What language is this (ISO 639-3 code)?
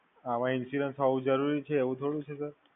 guj